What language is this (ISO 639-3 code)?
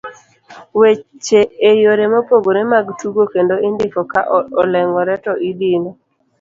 luo